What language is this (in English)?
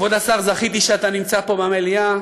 Hebrew